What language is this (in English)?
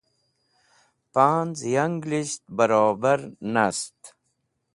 Wakhi